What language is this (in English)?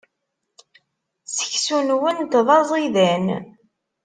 Kabyle